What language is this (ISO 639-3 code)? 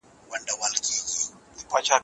pus